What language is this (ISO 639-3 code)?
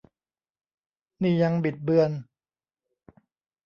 tha